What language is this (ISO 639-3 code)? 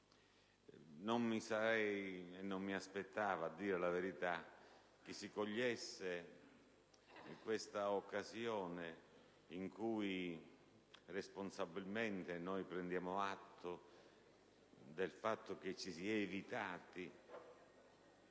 ita